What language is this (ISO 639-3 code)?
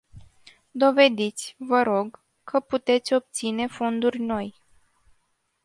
ron